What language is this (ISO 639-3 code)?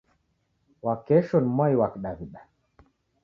dav